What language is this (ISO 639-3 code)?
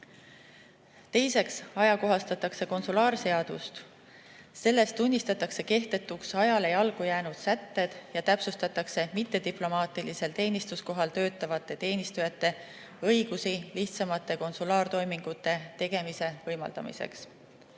est